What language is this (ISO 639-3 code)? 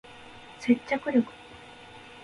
jpn